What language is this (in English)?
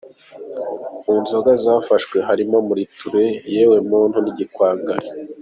Kinyarwanda